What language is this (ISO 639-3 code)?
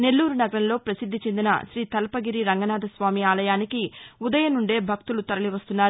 tel